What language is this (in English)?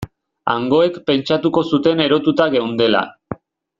Basque